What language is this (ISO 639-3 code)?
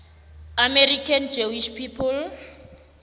nbl